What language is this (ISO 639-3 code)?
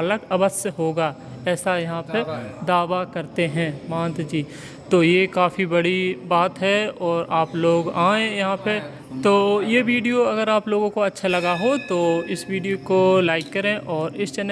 hin